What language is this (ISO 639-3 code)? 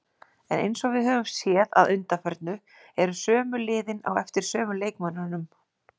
isl